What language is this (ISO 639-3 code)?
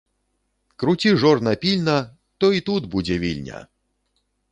bel